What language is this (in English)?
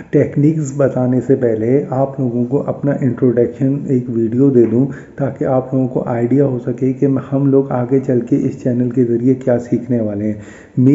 Urdu